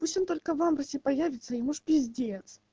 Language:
Russian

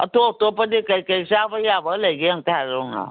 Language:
Manipuri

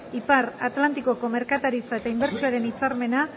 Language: Basque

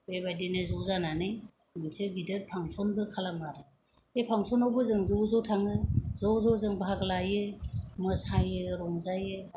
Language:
Bodo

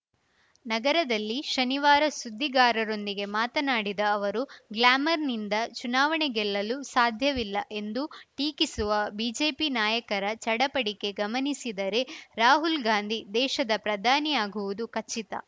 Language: Kannada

